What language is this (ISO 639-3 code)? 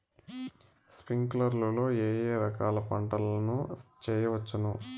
tel